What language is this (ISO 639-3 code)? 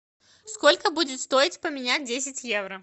rus